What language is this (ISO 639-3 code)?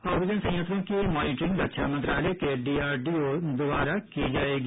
hin